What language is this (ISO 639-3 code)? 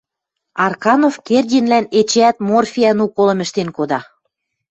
mrj